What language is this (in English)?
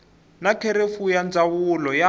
Tsonga